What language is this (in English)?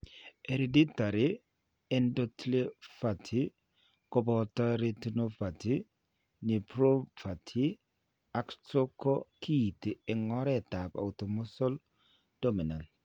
Kalenjin